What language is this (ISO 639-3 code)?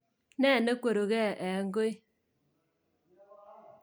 kln